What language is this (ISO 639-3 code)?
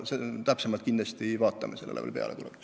est